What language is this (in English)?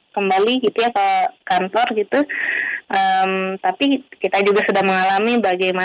Indonesian